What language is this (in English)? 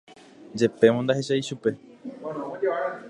Guarani